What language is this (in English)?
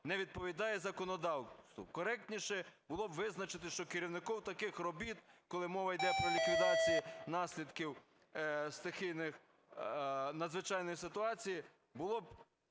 Ukrainian